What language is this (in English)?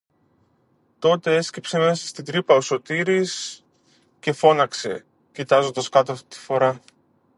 Greek